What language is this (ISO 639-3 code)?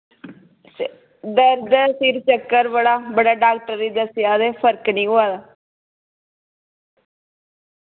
doi